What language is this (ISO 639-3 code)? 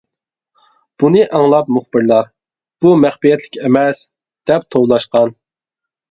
uig